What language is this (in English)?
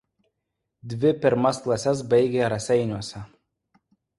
Lithuanian